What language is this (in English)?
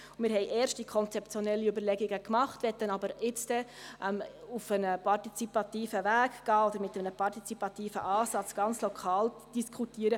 Swiss German